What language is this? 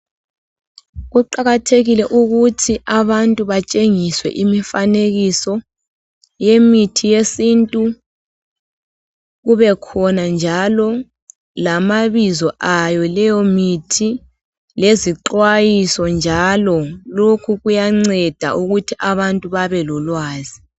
North Ndebele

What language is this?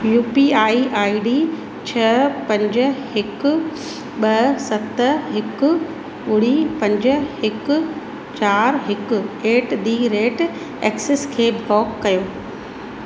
Sindhi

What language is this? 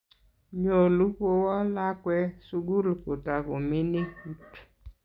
Kalenjin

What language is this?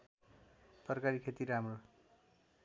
Nepali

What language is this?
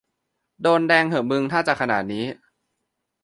Thai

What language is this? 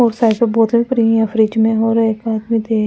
Hindi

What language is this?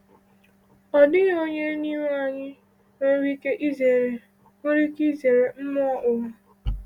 Igbo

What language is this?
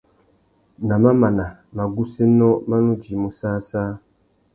Tuki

